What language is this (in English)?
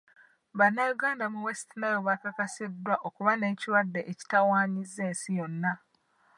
Ganda